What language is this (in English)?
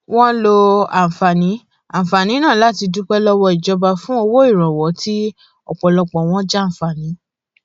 Yoruba